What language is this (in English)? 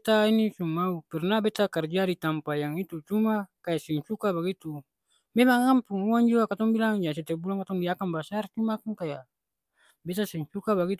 Ambonese Malay